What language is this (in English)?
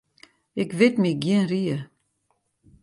Western Frisian